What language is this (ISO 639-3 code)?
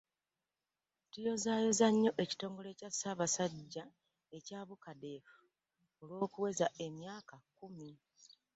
lug